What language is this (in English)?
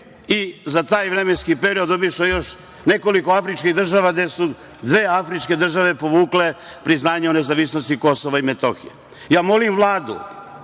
Serbian